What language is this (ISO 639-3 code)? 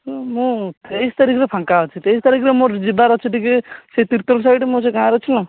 ori